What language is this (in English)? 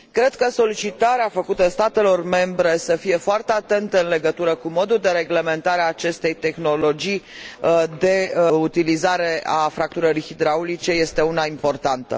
Romanian